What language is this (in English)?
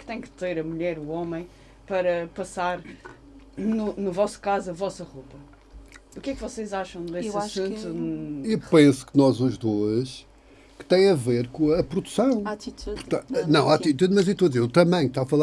Portuguese